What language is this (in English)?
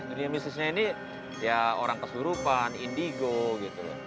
Indonesian